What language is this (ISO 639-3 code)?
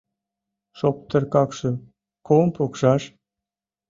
chm